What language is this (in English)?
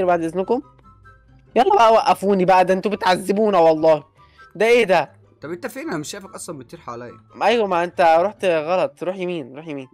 Arabic